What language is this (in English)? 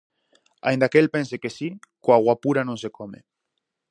Galician